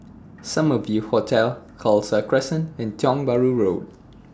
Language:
English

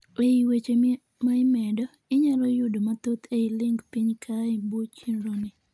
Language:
Luo (Kenya and Tanzania)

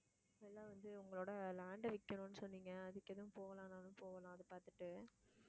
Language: Tamil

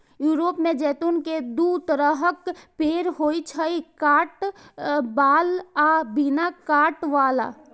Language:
Maithili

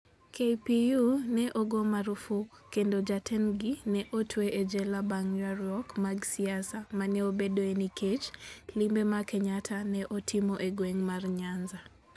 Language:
Luo (Kenya and Tanzania)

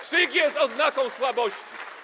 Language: Polish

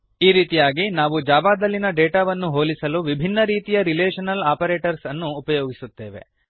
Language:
Kannada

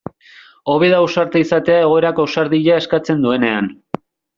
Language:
Basque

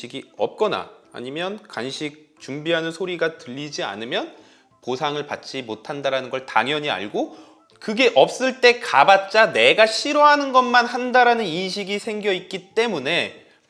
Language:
Korean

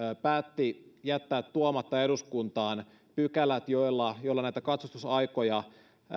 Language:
Finnish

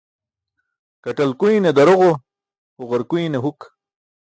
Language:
Burushaski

